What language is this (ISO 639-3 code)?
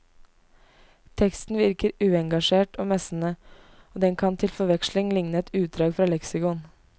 nor